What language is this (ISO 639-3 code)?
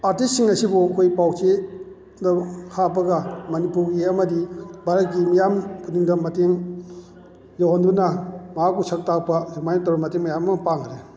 mni